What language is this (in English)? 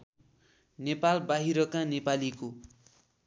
Nepali